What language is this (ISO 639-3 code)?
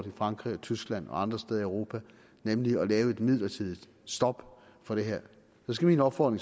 dan